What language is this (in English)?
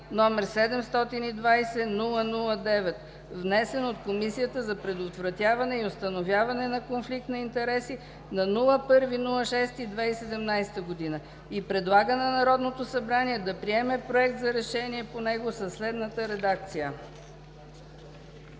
Bulgarian